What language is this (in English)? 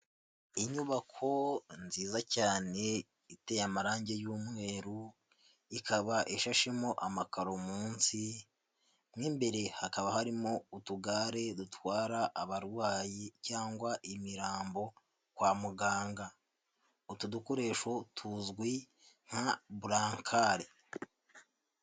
Kinyarwanda